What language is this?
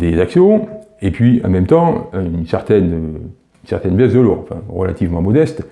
French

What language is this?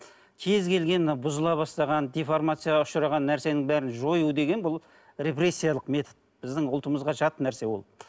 Kazakh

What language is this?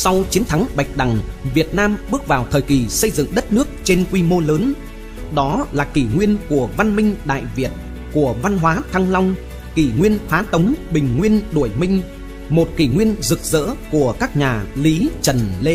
Vietnamese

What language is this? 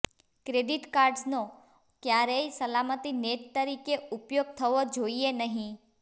Gujarati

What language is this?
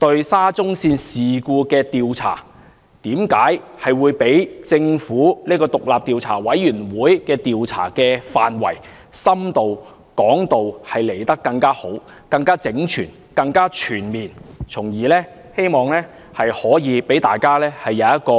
Cantonese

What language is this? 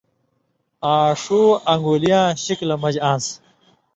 Indus Kohistani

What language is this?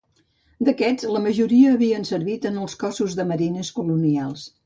Catalan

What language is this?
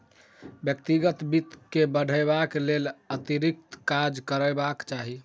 Maithili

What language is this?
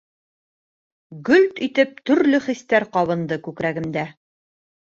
Bashkir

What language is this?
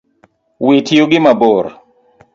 Luo (Kenya and Tanzania)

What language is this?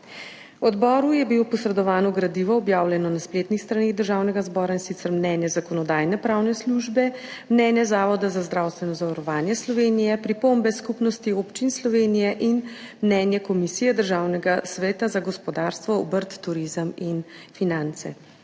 Slovenian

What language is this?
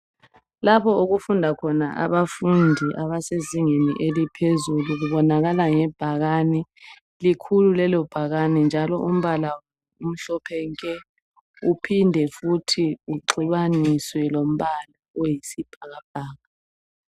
North Ndebele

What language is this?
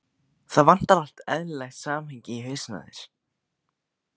Icelandic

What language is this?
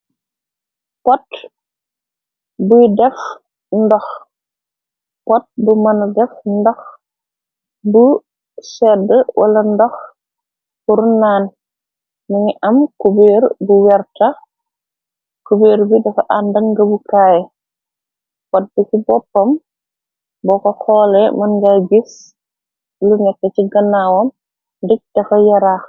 Wolof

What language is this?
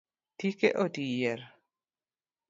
Luo (Kenya and Tanzania)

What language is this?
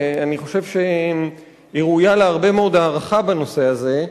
Hebrew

